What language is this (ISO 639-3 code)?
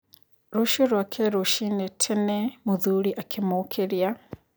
kik